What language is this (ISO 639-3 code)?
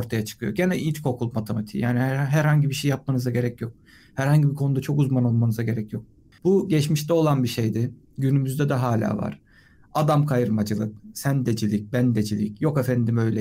tur